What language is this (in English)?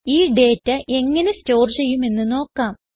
Malayalam